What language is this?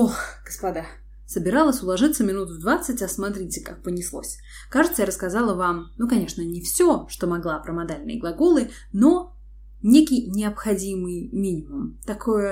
Russian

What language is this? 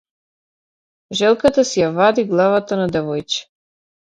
Macedonian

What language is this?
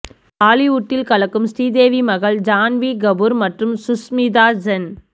Tamil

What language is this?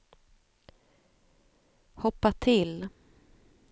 Swedish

